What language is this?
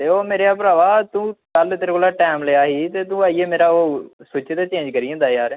Dogri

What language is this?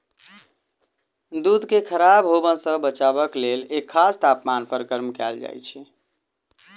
Maithili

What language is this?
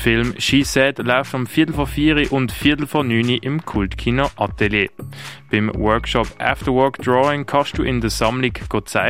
German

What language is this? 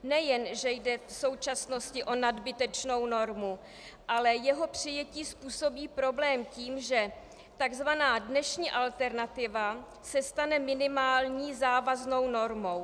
Czech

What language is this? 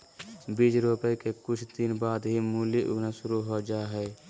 Magahi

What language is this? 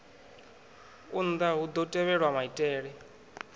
Venda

